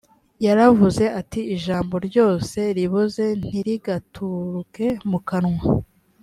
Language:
Kinyarwanda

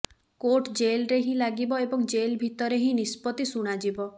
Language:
Odia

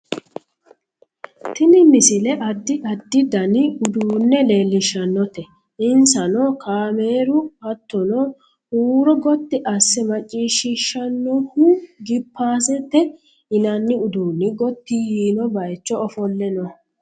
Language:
Sidamo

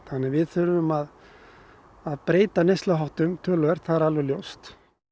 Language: Icelandic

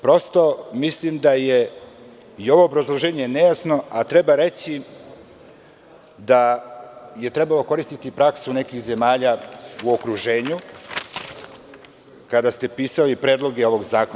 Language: Serbian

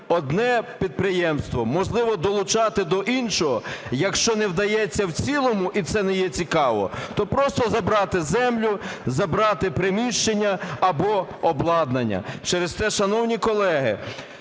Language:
Ukrainian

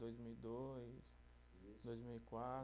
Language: Portuguese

